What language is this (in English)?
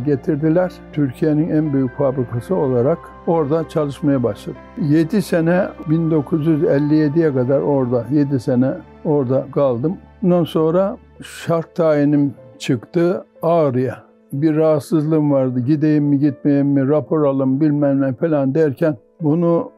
Turkish